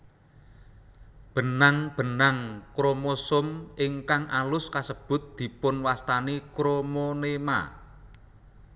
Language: Javanese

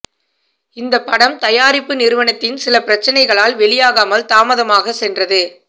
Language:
Tamil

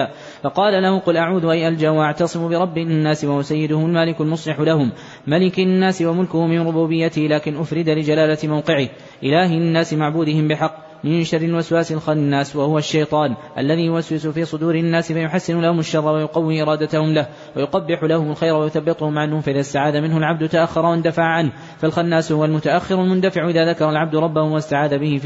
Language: Arabic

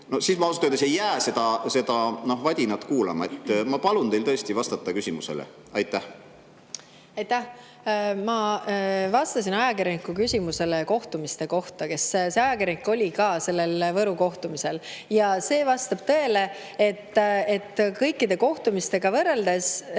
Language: Estonian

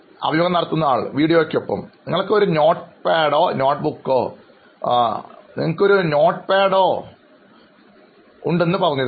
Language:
Malayalam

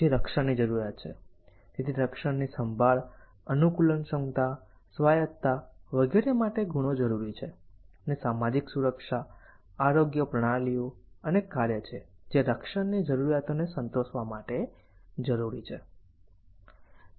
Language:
Gujarati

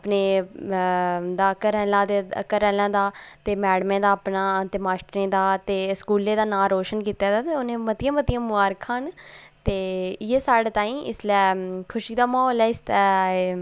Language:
Dogri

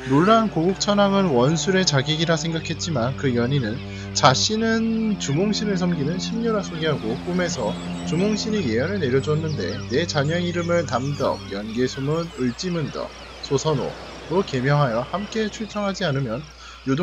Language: Korean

